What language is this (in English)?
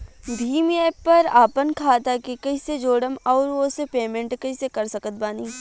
Bhojpuri